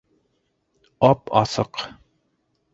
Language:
Bashkir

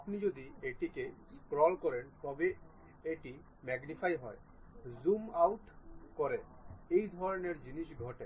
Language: Bangla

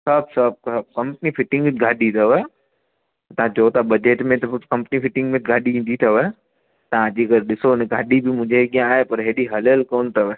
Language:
Sindhi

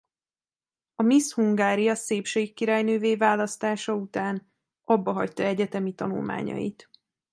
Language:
Hungarian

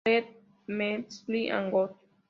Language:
Spanish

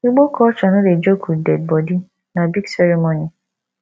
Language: Nigerian Pidgin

